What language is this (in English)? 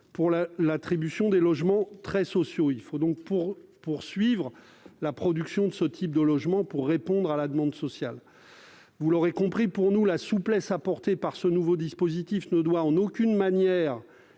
French